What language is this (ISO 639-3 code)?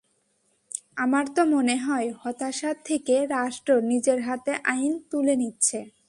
ben